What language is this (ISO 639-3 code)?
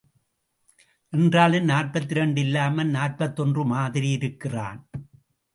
tam